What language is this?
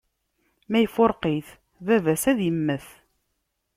Kabyle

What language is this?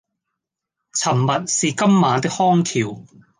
Cantonese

